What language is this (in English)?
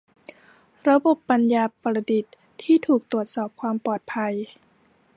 Thai